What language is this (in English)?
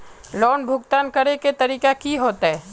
Magahi